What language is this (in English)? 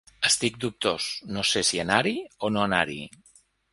Catalan